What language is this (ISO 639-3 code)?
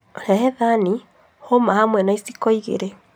kik